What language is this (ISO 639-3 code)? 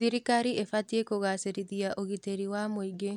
kik